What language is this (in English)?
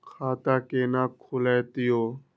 Maithili